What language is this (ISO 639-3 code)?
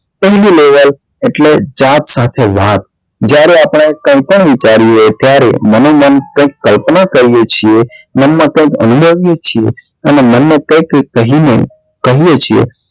guj